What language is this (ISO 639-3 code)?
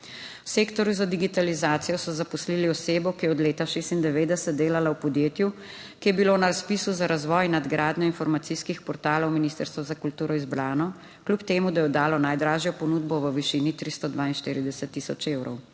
slv